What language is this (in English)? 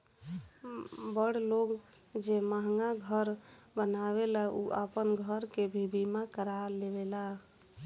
Bhojpuri